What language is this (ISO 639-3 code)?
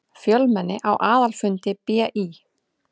isl